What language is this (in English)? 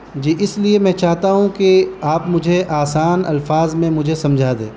Urdu